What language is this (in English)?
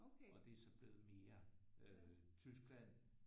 Danish